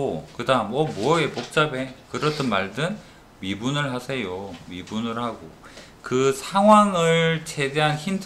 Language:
Korean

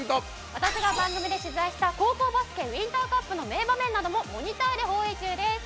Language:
Japanese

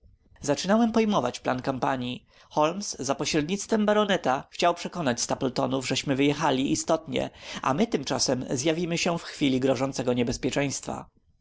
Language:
Polish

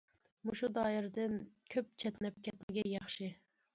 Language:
Uyghur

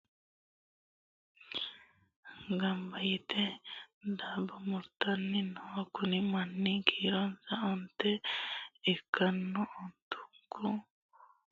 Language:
Sidamo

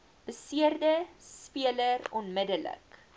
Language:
Afrikaans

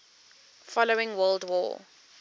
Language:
English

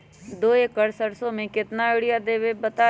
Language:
Magahi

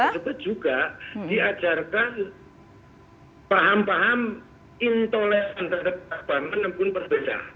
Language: Indonesian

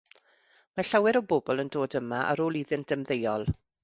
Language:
Welsh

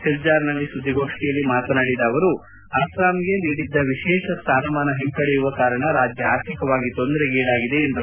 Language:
Kannada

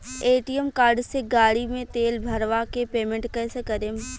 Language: Bhojpuri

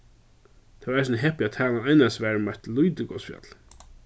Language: Faroese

